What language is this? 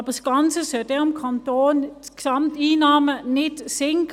Swiss German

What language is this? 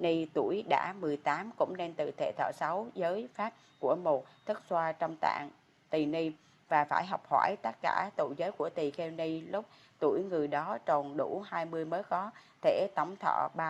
Vietnamese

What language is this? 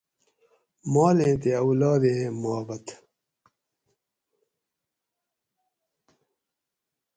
Gawri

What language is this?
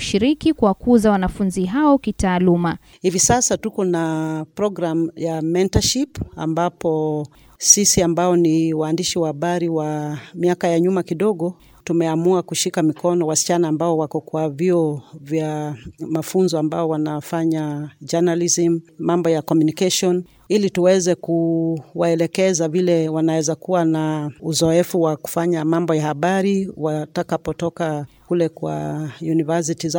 Swahili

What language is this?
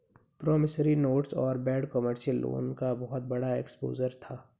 Hindi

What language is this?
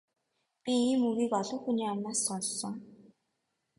Mongolian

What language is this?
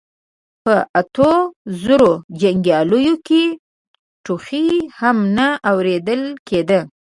Pashto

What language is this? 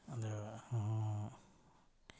Manipuri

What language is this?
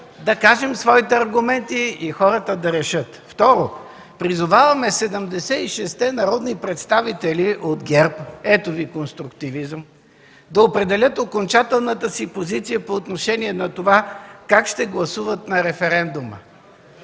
Bulgarian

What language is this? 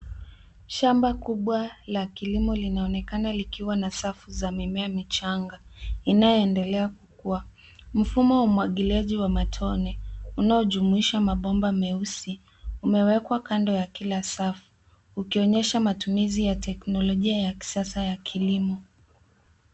Swahili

